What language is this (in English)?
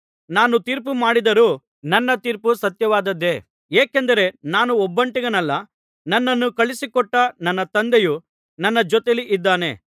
Kannada